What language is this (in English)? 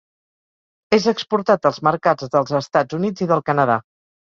Catalan